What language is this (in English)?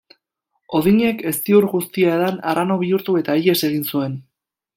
Basque